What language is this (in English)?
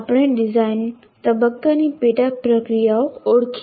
Gujarati